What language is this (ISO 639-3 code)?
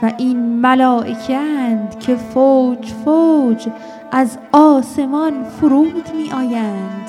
fas